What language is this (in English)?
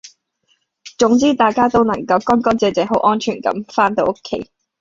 Cantonese